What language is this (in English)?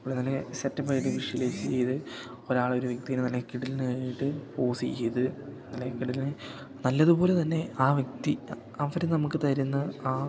Malayalam